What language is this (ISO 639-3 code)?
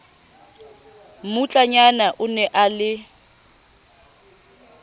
sot